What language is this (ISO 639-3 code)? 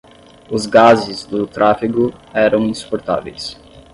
por